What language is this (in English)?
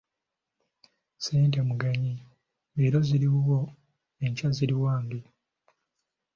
Ganda